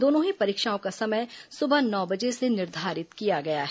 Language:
Hindi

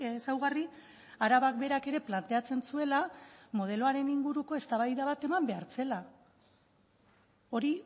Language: Basque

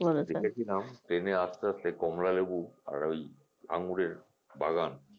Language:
Bangla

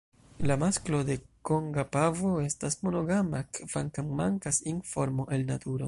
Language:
Esperanto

